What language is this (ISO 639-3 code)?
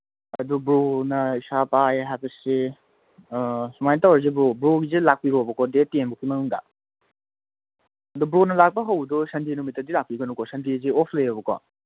mni